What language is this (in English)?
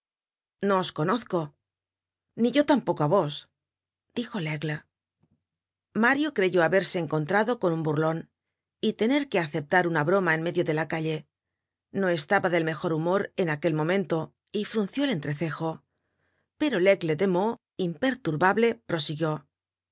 Spanish